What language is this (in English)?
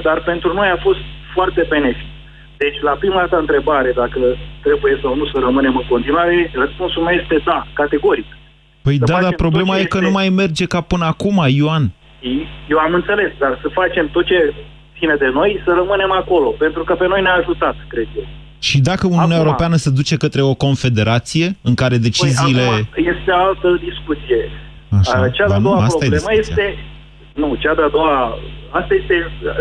Romanian